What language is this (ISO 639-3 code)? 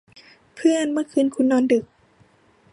tha